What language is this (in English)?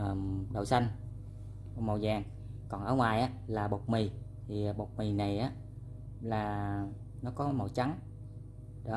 Vietnamese